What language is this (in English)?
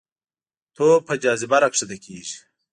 Pashto